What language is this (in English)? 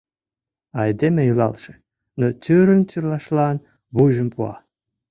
Mari